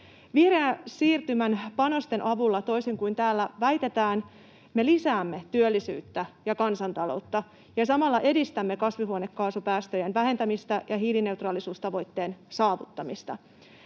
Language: Finnish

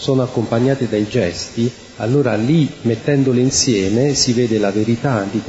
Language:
Italian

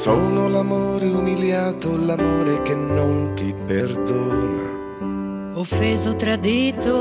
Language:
Italian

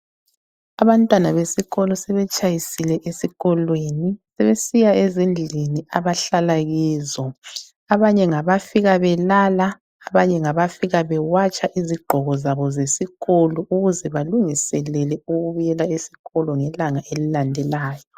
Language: North Ndebele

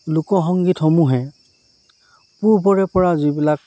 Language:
Assamese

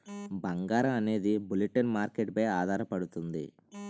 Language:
Telugu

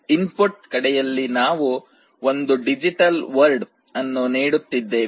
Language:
Kannada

